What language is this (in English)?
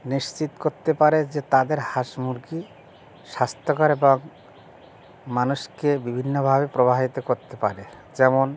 Bangla